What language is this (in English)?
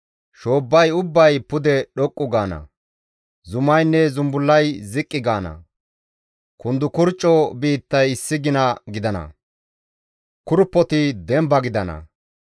Gamo